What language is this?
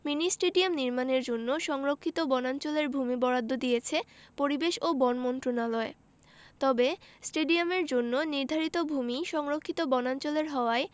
Bangla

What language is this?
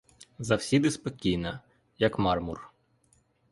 Ukrainian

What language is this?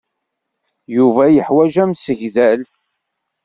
Kabyle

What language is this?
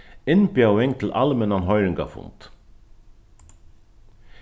Faroese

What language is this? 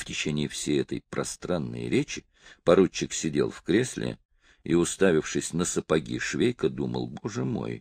Russian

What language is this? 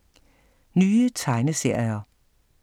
Danish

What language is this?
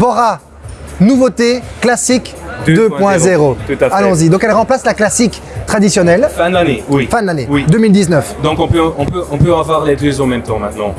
French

